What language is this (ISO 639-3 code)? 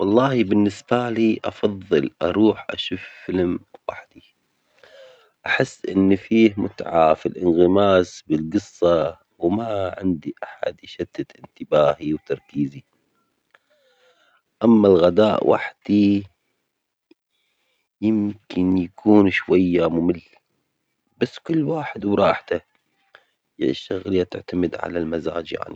acx